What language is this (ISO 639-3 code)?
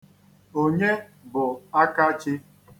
ibo